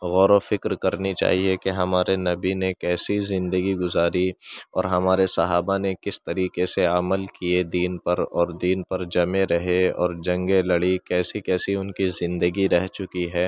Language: Urdu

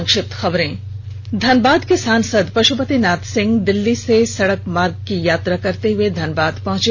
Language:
Hindi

